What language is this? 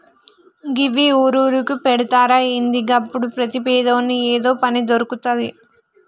Telugu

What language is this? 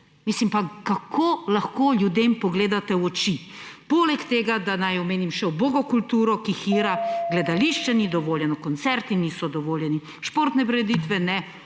Slovenian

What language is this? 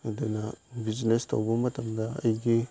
Manipuri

